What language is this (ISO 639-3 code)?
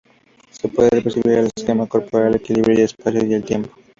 spa